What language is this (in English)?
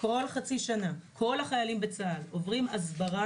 Hebrew